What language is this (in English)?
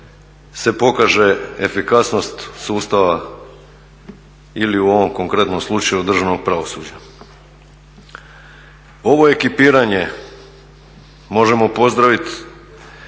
Croatian